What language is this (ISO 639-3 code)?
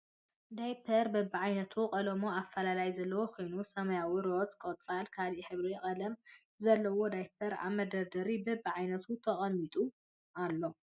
tir